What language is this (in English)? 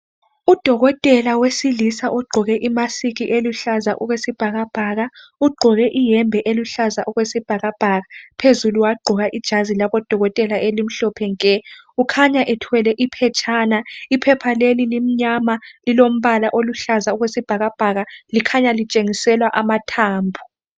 North Ndebele